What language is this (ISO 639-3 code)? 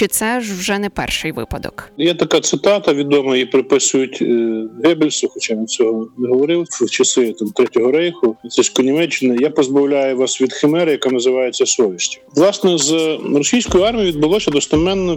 ukr